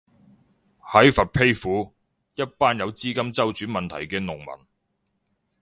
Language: Cantonese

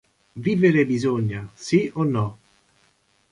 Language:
Italian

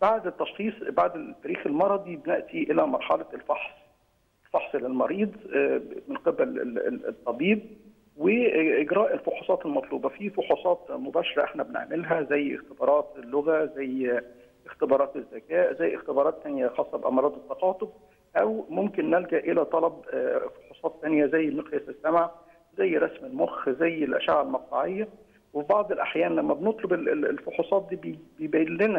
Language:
Arabic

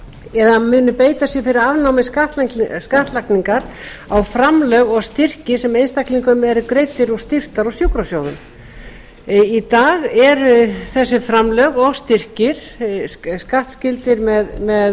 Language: Icelandic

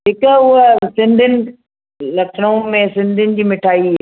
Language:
Sindhi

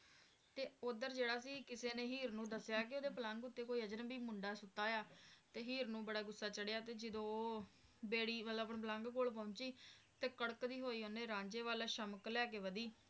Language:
Punjabi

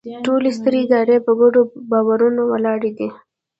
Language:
Pashto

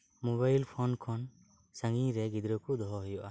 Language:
Santali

